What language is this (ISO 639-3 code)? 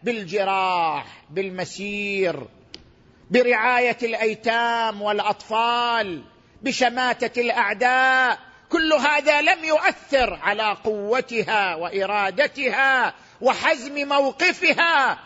ara